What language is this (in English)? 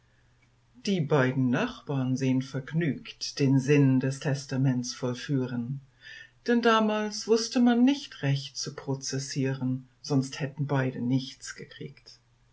German